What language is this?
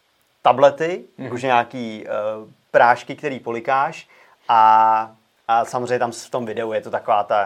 Czech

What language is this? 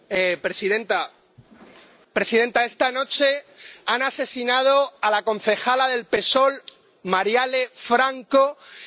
Spanish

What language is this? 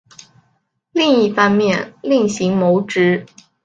Chinese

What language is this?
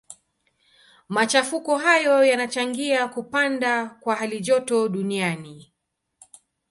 Swahili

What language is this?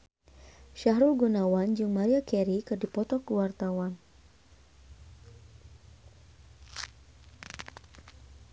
Sundanese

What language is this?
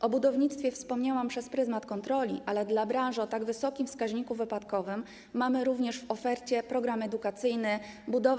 Polish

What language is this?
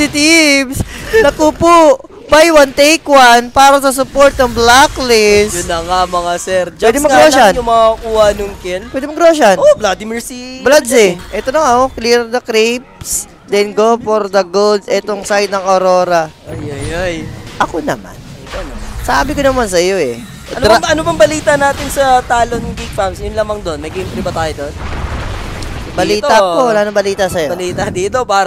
Filipino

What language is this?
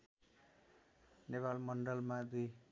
Nepali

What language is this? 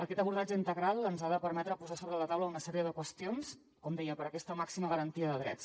Catalan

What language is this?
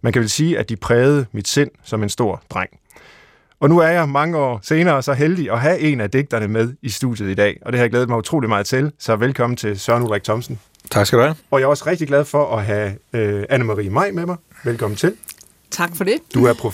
Danish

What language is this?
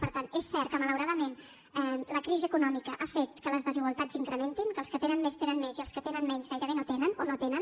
Catalan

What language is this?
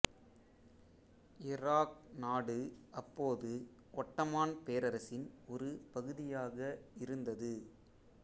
Tamil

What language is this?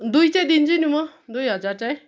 Nepali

